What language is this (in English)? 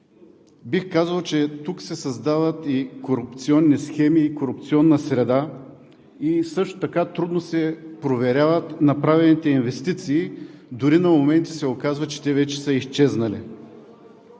Bulgarian